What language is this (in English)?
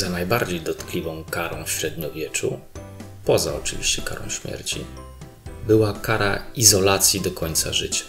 Polish